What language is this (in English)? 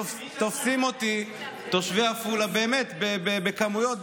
Hebrew